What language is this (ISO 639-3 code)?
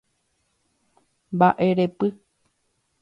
grn